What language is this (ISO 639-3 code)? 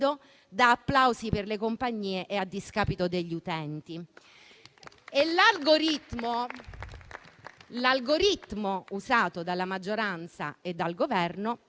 ita